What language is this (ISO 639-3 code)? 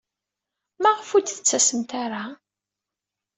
kab